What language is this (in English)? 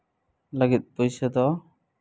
Santali